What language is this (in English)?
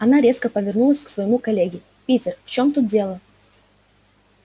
Russian